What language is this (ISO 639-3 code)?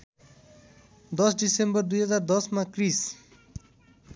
nep